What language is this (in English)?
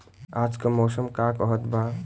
Bhojpuri